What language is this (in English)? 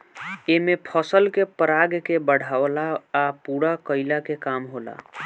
Bhojpuri